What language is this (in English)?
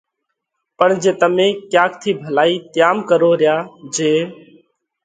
Parkari Koli